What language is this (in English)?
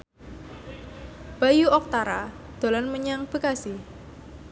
Javanese